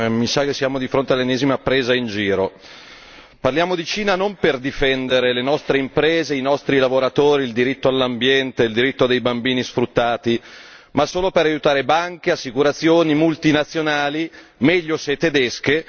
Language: Italian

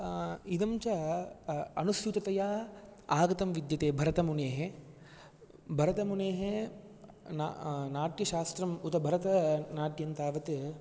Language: Sanskrit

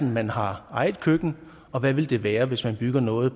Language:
Danish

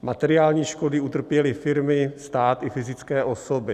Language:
Czech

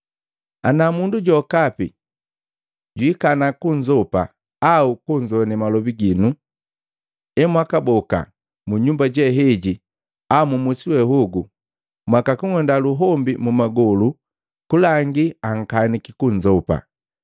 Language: Matengo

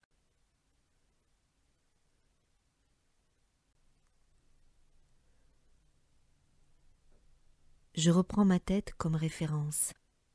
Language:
French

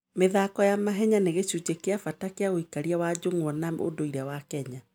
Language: Kikuyu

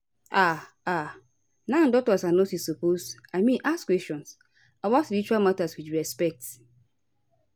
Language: Nigerian Pidgin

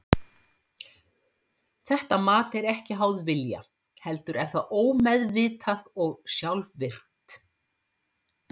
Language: Icelandic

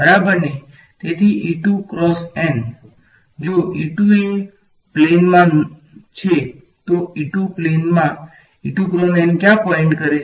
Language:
Gujarati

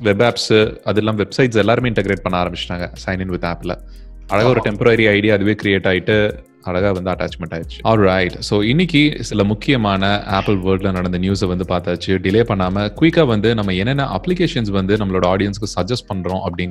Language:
Tamil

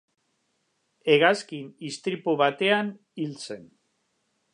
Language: Basque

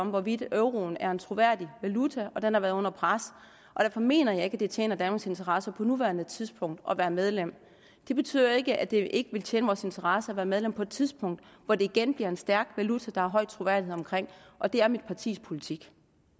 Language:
Danish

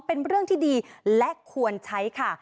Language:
Thai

